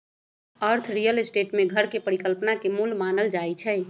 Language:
Magahi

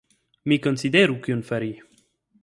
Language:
Esperanto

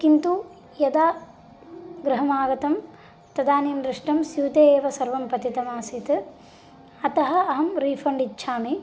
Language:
Sanskrit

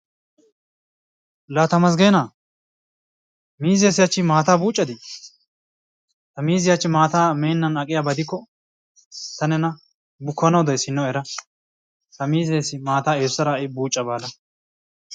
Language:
Wolaytta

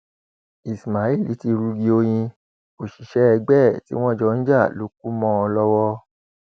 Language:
Yoruba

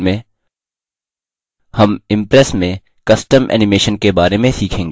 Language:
Hindi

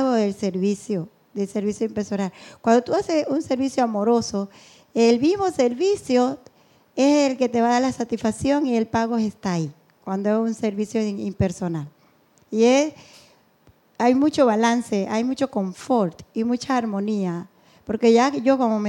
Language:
Spanish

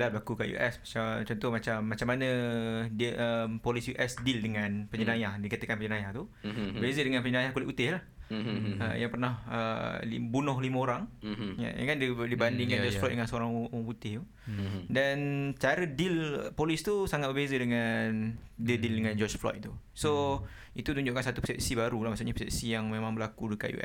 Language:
Malay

